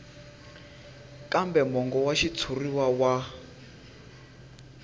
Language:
Tsonga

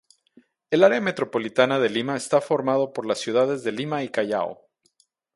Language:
Spanish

